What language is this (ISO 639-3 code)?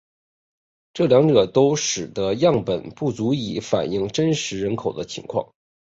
zho